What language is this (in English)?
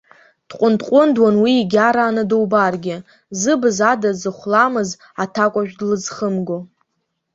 Abkhazian